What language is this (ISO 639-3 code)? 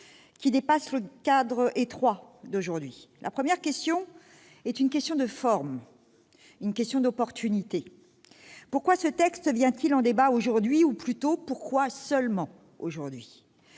fra